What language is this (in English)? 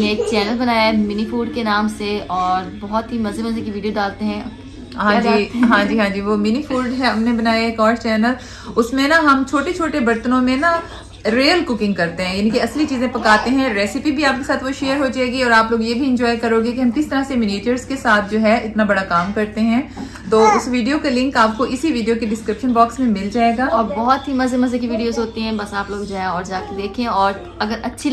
Urdu